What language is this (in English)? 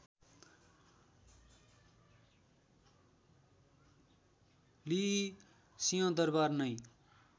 Nepali